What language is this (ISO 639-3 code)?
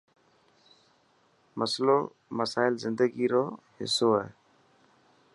mki